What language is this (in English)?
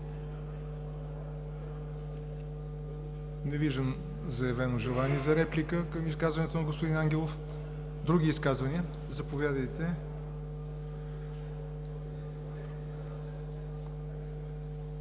Bulgarian